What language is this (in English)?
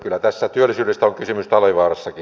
Finnish